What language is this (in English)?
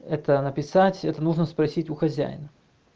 Russian